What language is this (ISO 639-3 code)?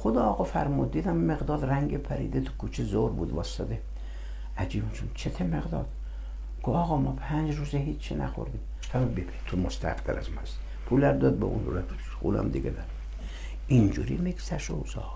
fas